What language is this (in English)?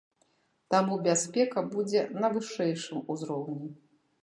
Belarusian